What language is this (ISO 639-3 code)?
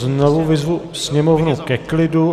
ces